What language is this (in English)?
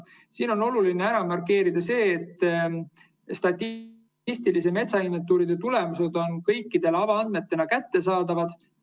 Estonian